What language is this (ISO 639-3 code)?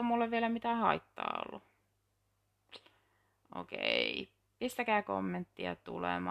fin